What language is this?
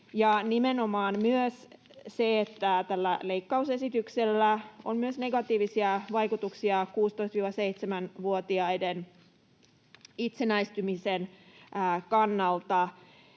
Finnish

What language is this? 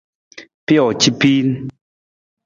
Nawdm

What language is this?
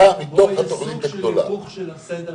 Hebrew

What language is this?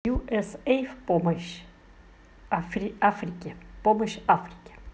Russian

